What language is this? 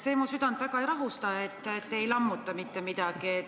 Estonian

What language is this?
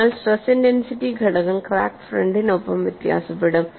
Malayalam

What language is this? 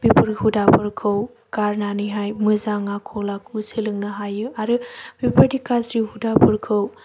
Bodo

